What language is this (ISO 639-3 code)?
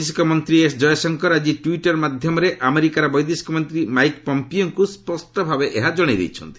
ori